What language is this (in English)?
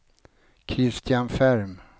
Swedish